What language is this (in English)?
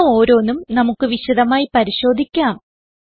Malayalam